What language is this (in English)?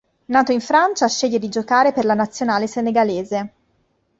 Italian